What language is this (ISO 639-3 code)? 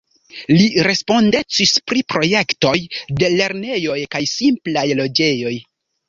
epo